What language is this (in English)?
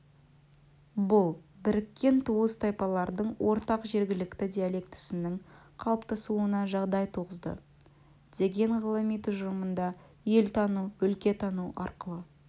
Kazakh